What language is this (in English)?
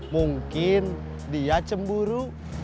Indonesian